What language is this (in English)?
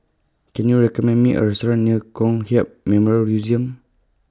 English